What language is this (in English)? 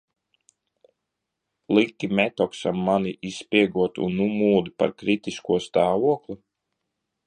Latvian